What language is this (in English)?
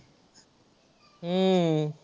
Marathi